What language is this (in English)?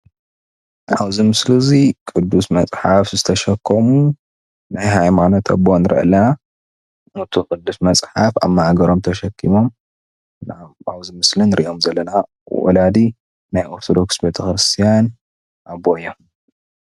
Tigrinya